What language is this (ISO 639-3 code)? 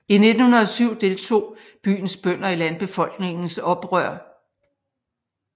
dan